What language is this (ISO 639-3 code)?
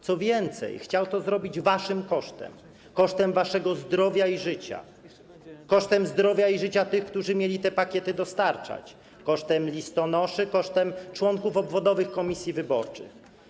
pol